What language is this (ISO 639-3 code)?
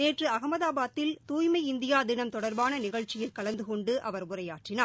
tam